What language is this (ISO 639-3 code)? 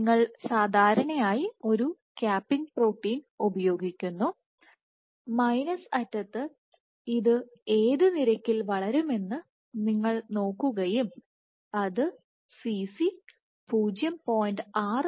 mal